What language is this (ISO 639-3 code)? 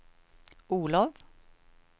swe